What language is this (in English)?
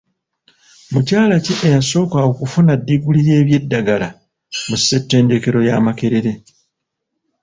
Ganda